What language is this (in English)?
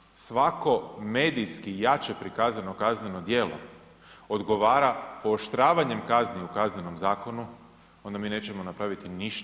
Croatian